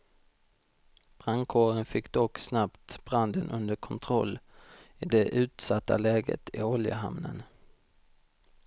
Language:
Swedish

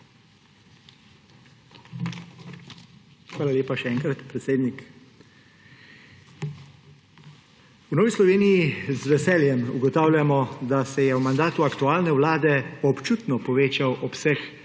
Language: Slovenian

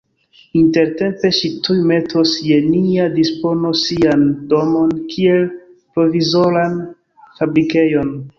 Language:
Esperanto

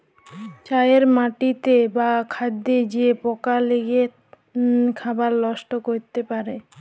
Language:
Bangla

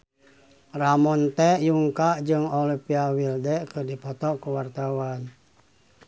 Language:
Sundanese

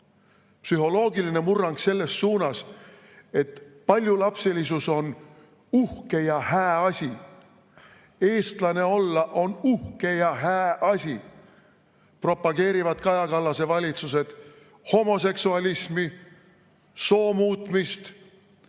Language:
Estonian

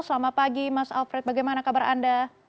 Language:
Indonesian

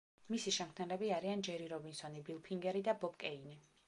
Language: Georgian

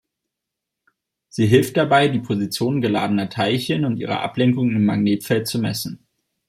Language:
German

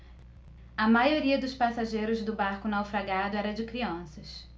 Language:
Portuguese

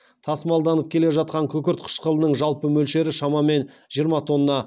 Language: Kazakh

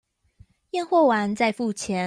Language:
Chinese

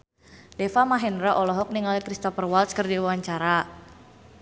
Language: Sundanese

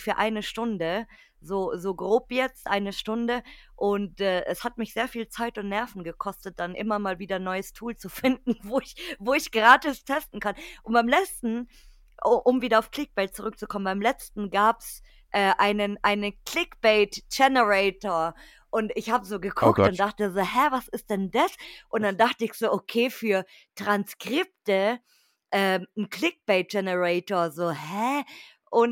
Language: German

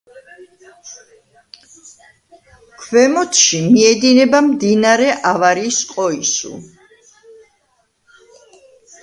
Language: Georgian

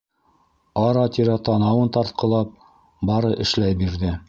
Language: Bashkir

